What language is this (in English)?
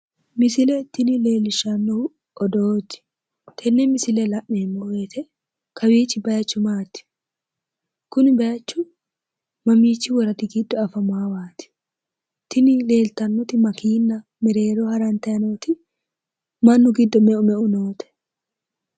Sidamo